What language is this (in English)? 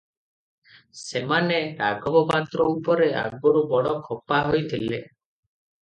Odia